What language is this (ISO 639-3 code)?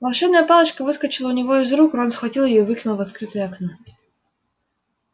rus